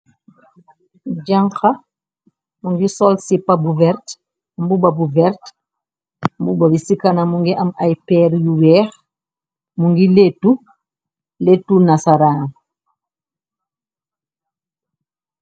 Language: Wolof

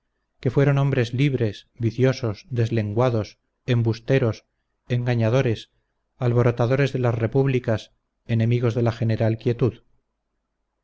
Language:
Spanish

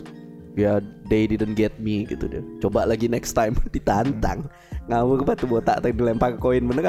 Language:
Indonesian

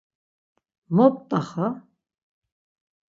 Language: Laz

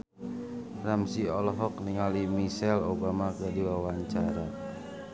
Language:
Sundanese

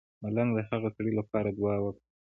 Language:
Pashto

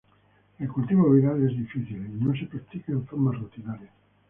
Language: Spanish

